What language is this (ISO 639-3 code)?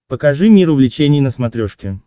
rus